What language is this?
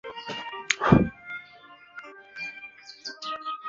Chinese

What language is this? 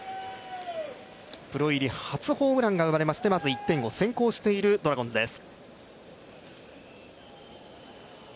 Japanese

